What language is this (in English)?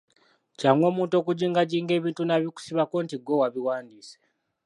Ganda